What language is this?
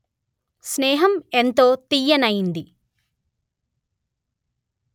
Telugu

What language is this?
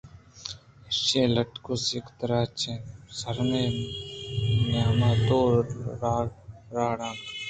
Eastern Balochi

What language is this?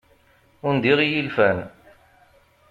Kabyle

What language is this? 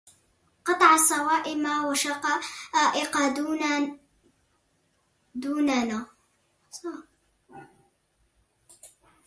Arabic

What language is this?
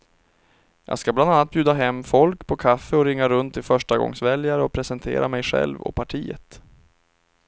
Swedish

